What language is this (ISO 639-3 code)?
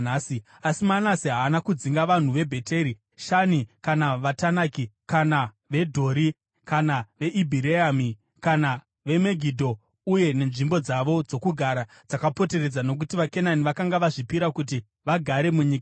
sna